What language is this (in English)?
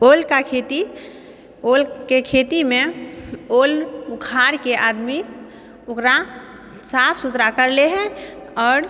Maithili